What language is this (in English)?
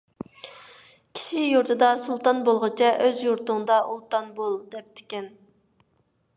Uyghur